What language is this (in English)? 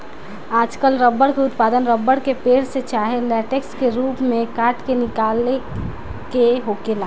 Bhojpuri